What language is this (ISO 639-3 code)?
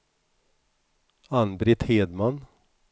swe